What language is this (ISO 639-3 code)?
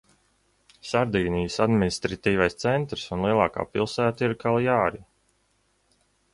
lav